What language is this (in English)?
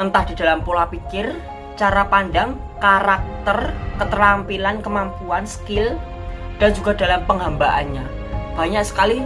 Indonesian